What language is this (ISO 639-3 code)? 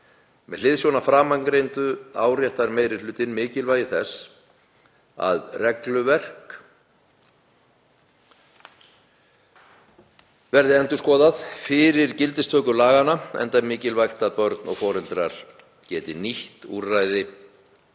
isl